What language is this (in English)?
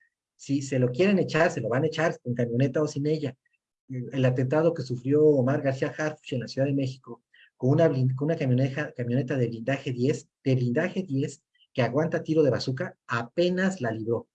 Spanish